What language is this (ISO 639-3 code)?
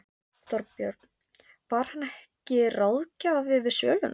isl